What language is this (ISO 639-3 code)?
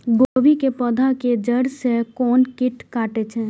mai